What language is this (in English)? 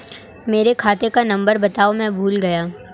Hindi